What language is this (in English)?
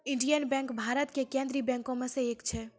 Maithili